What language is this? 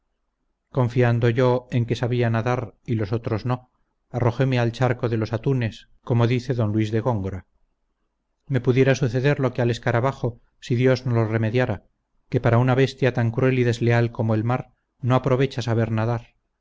Spanish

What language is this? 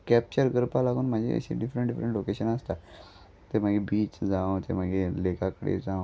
Konkani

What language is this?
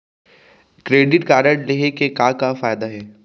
Chhattisgarhi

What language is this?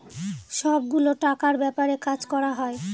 Bangla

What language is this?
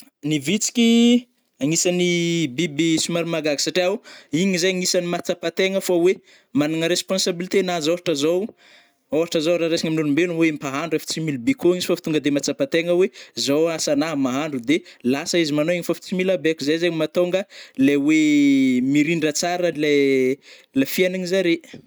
Northern Betsimisaraka Malagasy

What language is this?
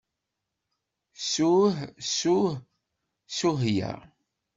Kabyle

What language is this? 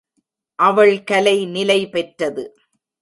Tamil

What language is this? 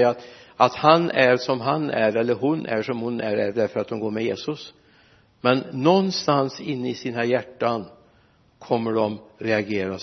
Swedish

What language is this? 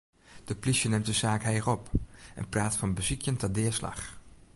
Western Frisian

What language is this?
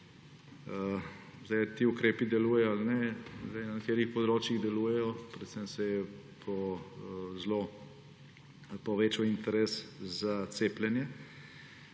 Slovenian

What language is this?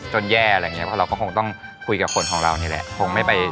Thai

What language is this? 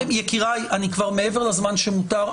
Hebrew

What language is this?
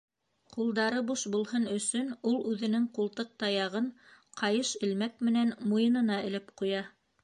Bashkir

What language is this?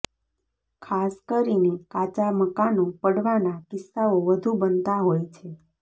Gujarati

